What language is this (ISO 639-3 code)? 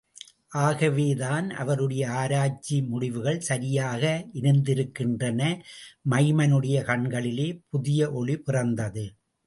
tam